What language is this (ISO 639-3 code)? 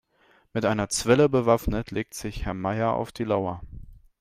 deu